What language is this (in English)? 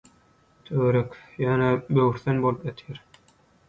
Turkmen